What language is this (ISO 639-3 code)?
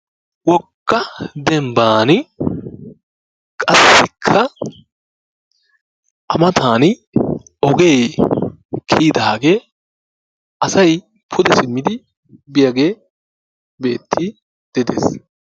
wal